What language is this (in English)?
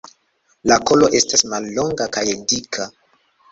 Esperanto